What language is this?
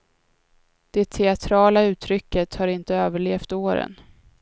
Swedish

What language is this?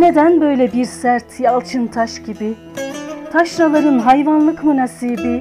Turkish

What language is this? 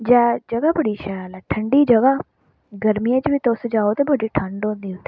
Dogri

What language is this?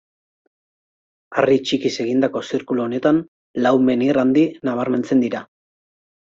Basque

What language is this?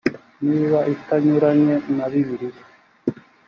Kinyarwanda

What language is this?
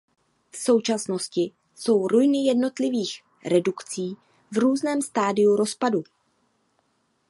Czech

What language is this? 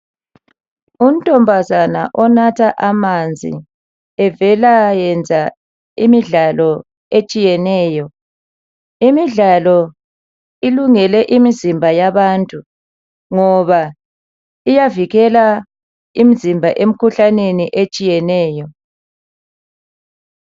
North Ndebele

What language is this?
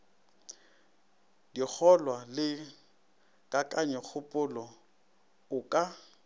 Northern Sotho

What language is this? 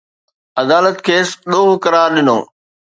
Sindhi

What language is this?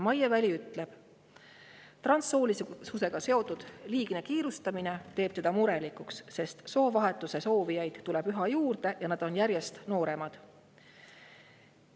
Estonian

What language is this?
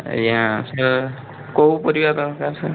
Odia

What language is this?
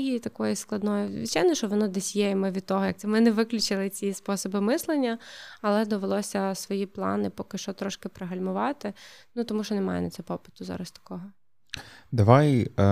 Ukrainian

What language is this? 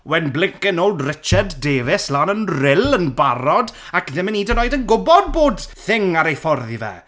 Welsh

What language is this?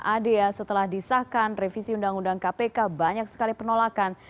Indonesian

